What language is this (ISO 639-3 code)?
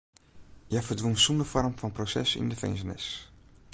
fry